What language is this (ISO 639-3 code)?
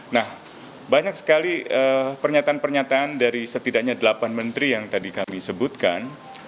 ind